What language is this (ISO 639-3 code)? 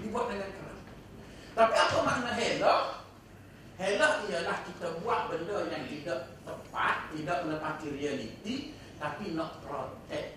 msa